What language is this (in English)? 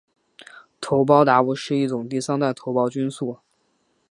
Chinese